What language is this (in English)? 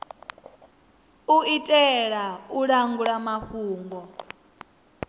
Venda